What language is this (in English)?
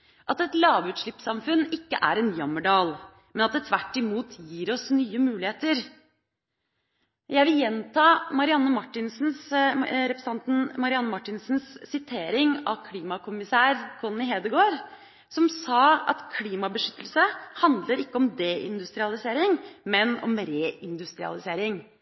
Norwegian Bokmål